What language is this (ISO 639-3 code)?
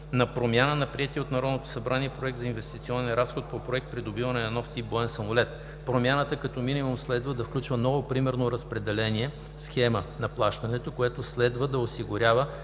bul